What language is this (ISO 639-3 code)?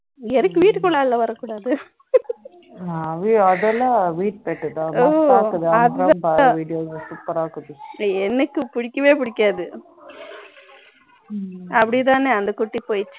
tam